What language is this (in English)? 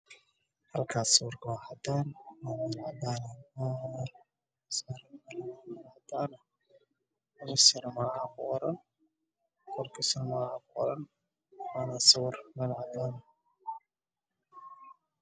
Somali